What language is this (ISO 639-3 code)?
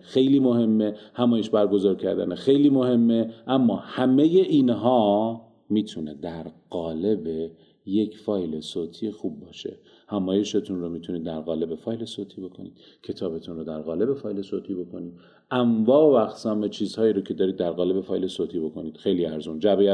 fas